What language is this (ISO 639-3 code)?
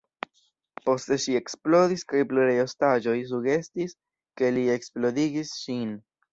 epo